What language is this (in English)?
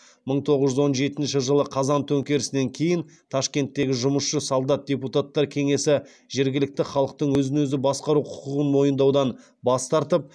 Kazakh